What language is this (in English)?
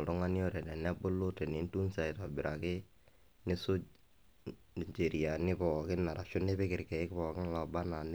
Masai